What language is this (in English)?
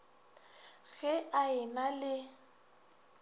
Northern Sotho